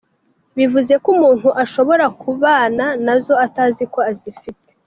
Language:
Kinyarwanda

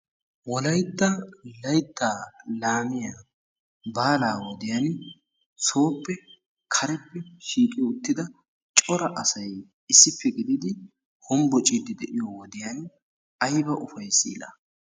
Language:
Wolaytta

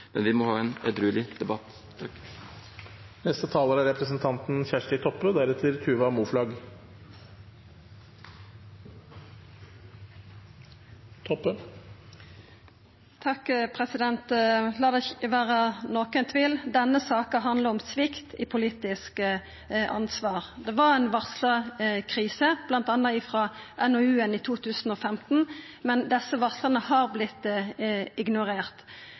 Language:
Norwegian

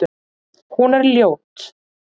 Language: Icelandic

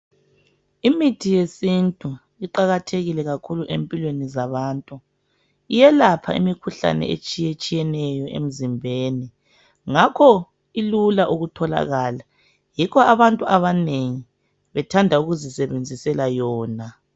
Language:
North Ndebele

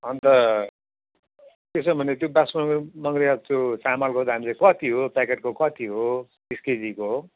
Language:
Nepali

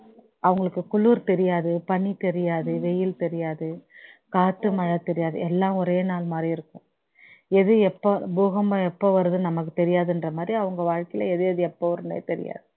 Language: Tamil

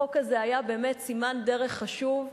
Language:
Hebrew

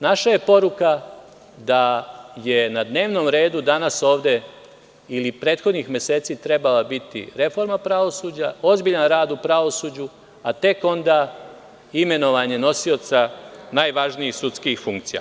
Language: Serbian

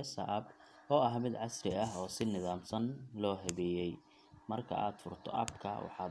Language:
Somali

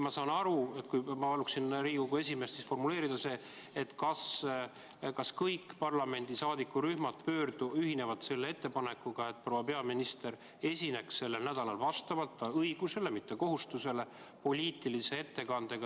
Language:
Estonian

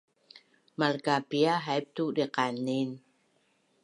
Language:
Bunun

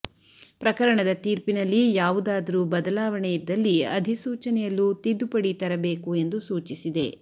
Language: Kannada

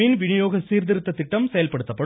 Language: Tamil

